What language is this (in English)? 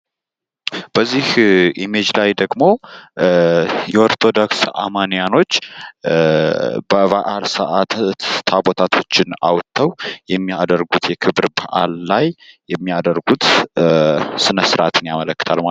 Amharic